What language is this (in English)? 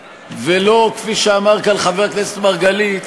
Hebrew